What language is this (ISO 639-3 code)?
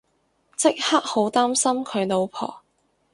yue